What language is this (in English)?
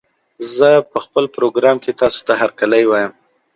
Pashto